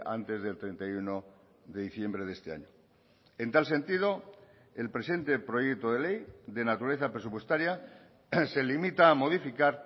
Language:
Spanish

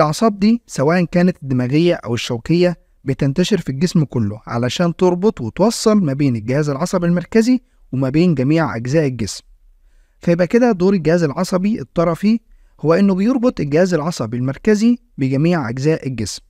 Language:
Arabic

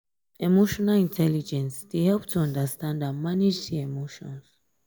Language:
Nigerian Pidgin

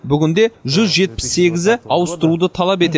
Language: Kazakh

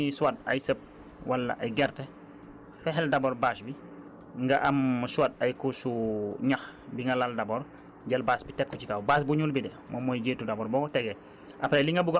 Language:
Wolof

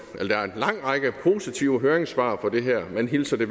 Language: Danish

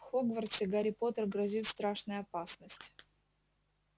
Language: Russian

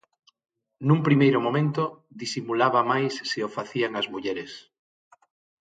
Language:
Galician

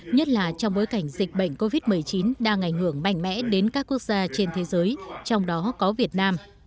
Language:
Vietnamese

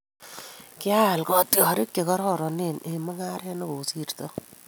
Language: Kalenjin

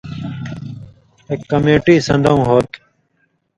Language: Indus Kohistani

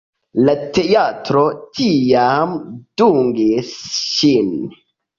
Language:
Esperanto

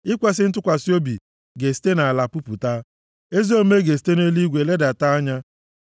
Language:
Igbo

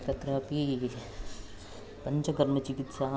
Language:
Sanskrit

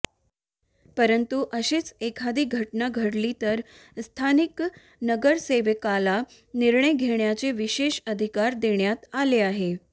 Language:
Marathi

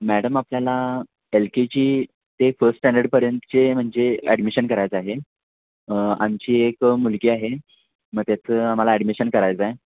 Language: Marathi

